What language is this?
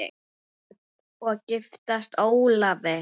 Icelandic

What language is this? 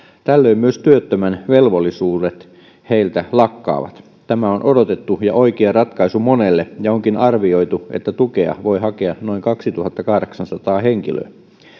Finnish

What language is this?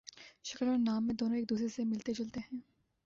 Urdu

